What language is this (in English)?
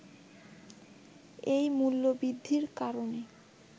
Bangla